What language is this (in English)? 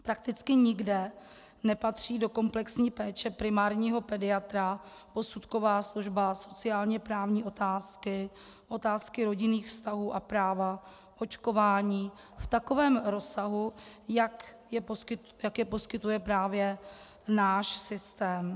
Czech